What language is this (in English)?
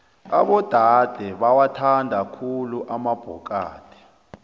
South Ndebele